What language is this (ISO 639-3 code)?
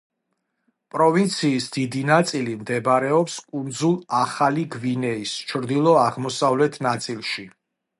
kat